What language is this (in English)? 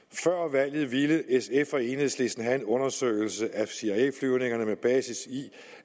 Danish